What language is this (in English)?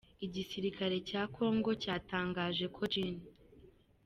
Kinyarwanda